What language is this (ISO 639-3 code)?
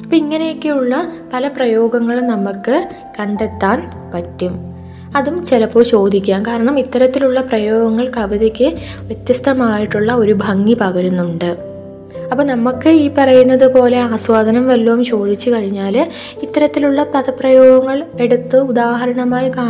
mal